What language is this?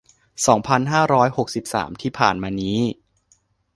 Thai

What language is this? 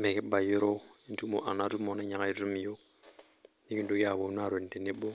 Masai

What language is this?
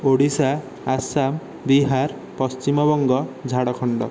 Odia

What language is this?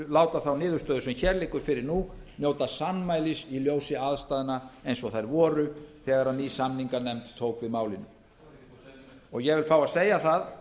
Icelandic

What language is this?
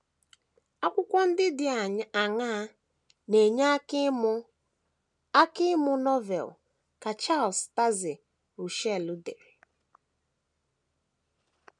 Igbo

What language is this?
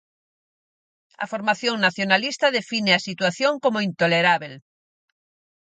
Galician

